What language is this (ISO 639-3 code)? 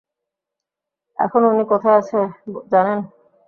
ben